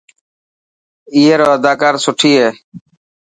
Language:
Dhatki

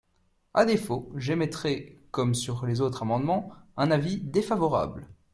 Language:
French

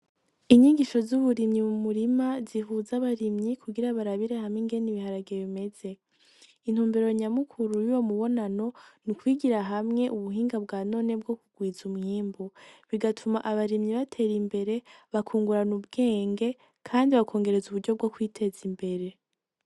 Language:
Rundi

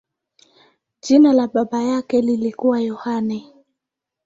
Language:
Swahili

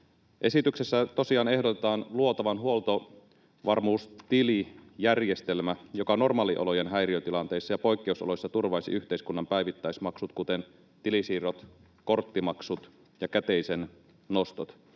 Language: Finnish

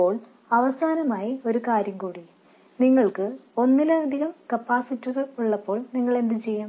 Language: Malayalam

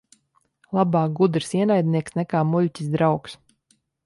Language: Latvian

